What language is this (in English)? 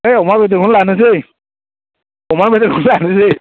Bodo